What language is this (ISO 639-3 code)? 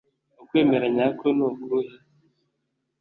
kin